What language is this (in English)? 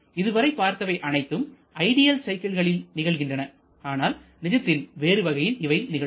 Tamil